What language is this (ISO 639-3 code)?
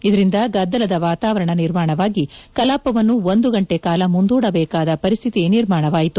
kan